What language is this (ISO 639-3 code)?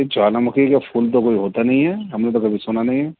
urd